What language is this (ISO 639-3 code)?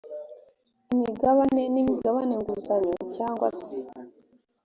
kin